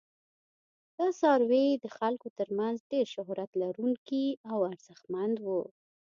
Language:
Pashto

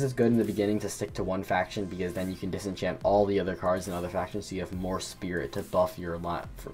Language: English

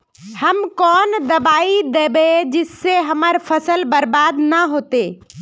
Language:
Magahi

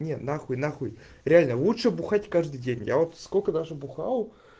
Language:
Russian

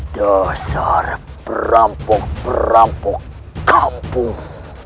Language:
Indonesian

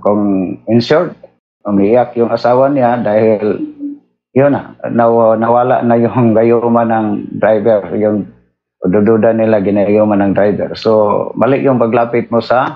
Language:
Filipino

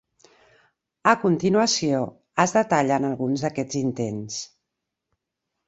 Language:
Catalan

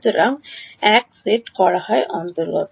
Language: Bangla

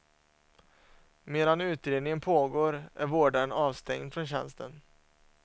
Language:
Swedish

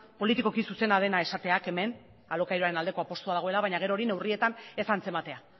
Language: Basque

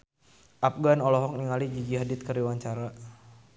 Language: Sundanese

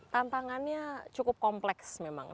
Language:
Indonesian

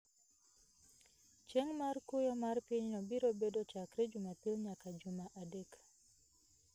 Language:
Luo (Kenya and Tanzania)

